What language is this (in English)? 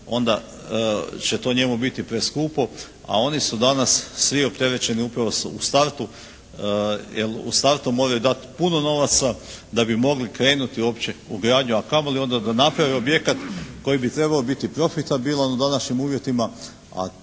Croatian